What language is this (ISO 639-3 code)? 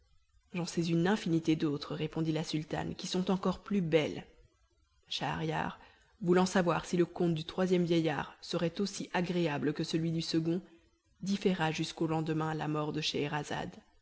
fra